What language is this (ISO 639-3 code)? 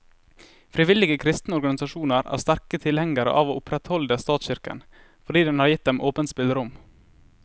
nor